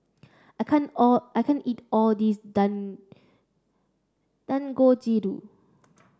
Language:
English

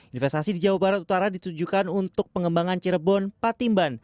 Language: Indonesian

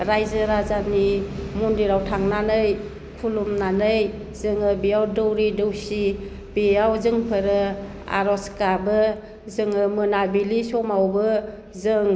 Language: Bodo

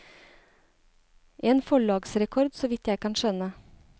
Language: Norwegian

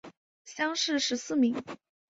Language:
Chinese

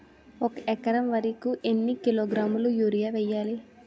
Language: Telugu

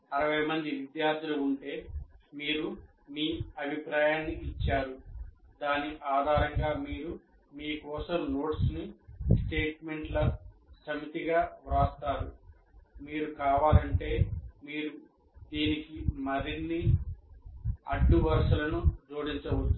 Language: Telugu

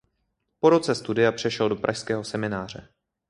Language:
Czech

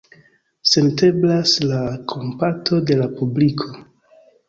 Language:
Esperanto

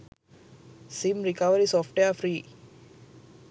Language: Sinhala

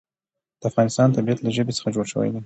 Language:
Pashto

